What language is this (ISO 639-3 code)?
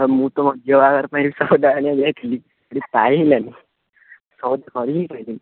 ori